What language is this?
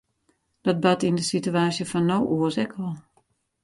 Western Frisian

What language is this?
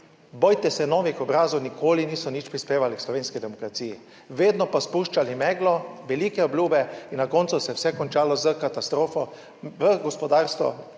Slovenian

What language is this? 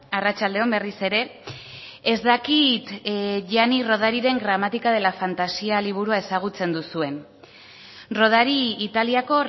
Basque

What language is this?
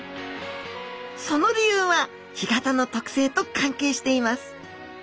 Japanese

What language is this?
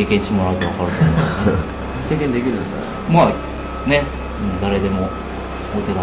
Japanese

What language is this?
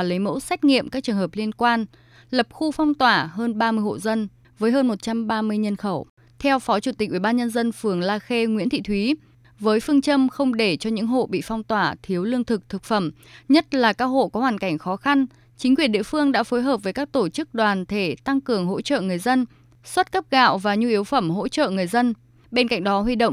Vietnamese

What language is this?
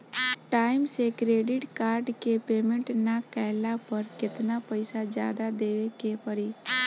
Bhojpuri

